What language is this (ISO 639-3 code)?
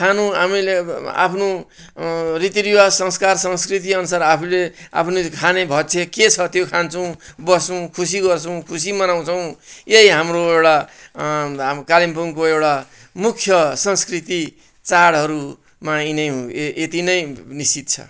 nep